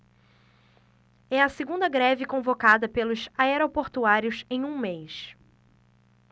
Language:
Portuguese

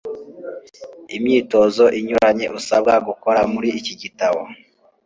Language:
Kinyarwanda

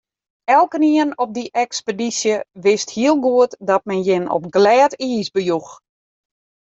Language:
Western Frisian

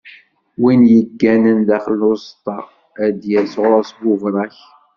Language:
Kabyle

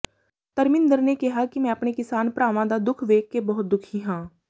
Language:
Punjabi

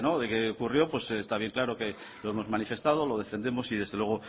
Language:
Spanish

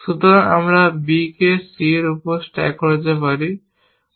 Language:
Bangla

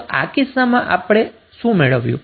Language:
Gujarati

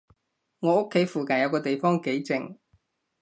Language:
Cantonese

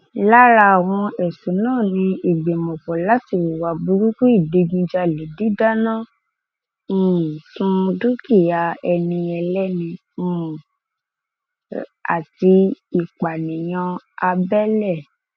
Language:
Yoruba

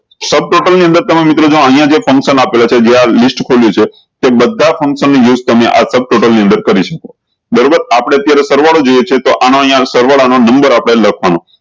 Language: Gujarati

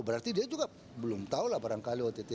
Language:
Indonesian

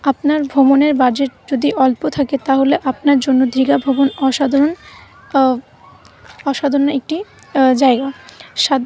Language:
Bangla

